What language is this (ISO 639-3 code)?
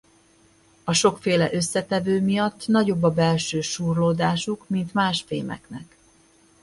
hun